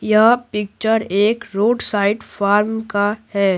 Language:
Hindi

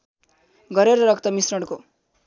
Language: Nepali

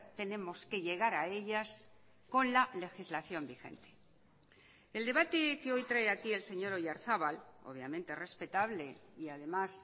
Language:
Spanish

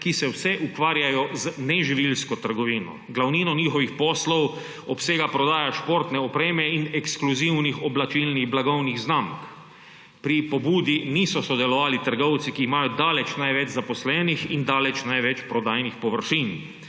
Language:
Slovenian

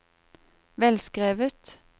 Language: Norwegian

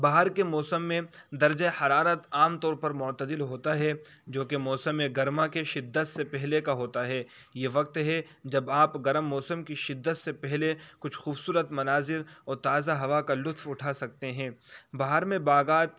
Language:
Urdu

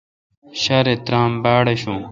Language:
Kalkoti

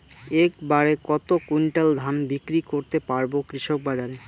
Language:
Bangla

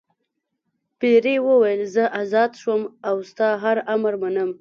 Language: Pashto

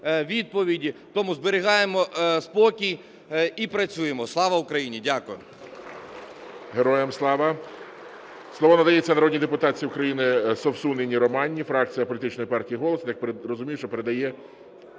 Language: Ukrainian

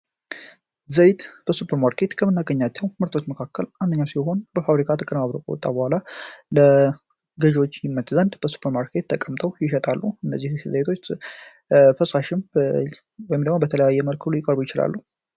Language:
Amharic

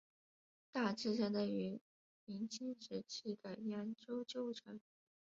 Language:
Chinese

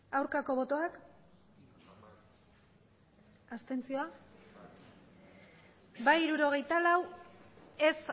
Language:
Basque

